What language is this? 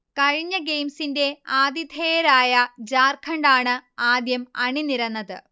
Malayalam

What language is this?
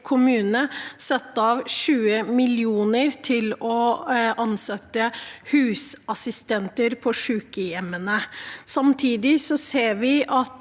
Norwegian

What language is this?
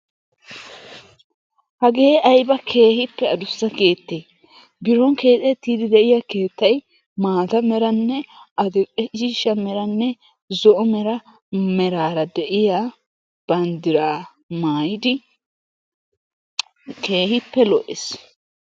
Wolaytta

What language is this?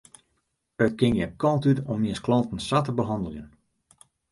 Western Frisian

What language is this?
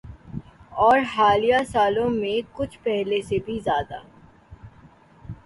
Urdu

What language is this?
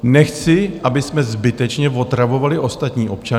Czech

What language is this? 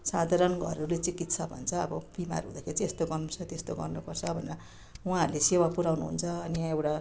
Nepali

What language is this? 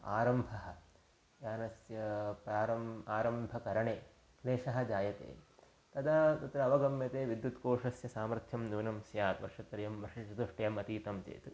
Sanskrit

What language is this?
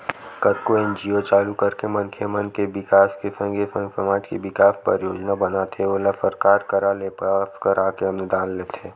Chhattisgarhi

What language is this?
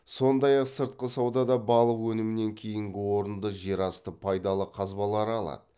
Kazakh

